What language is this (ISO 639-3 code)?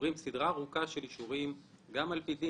heb